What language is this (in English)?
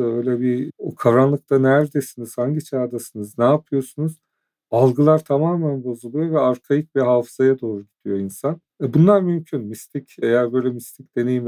Turkish